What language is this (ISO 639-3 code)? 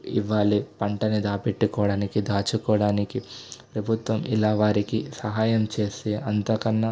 tel